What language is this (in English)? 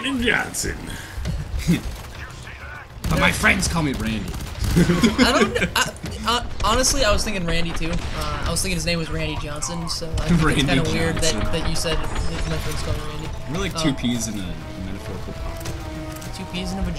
English